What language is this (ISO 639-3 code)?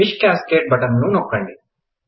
tel